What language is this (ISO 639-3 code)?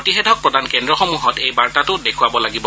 asm